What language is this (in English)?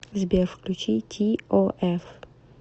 Russian